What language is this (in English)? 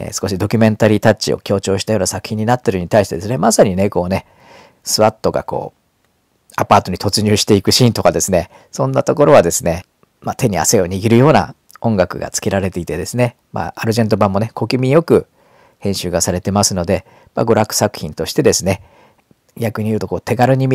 Japanese